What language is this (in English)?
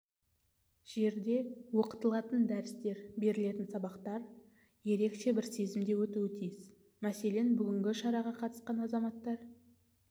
Kazakh